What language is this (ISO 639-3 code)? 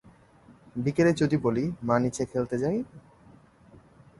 ben